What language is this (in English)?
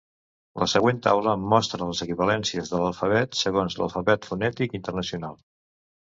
Catalan